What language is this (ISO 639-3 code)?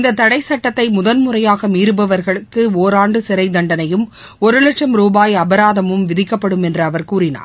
tam